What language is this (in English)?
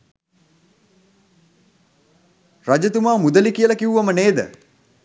Sinhala